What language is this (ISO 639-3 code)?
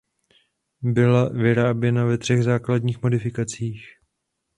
ces